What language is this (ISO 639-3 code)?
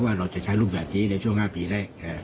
tha